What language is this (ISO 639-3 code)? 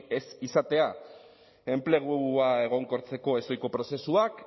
eus